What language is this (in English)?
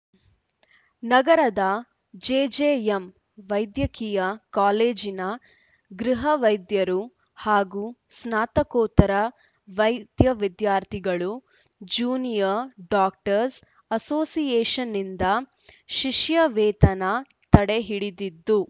Kannada